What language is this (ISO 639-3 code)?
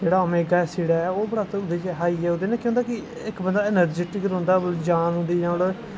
doi